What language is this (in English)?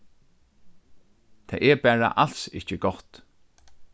Faroese